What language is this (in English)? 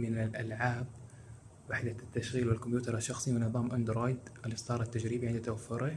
Arabic